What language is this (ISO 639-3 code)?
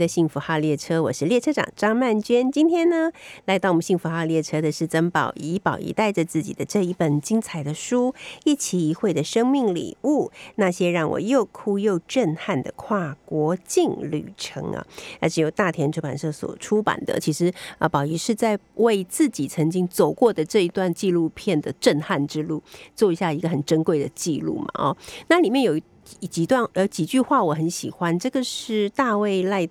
zho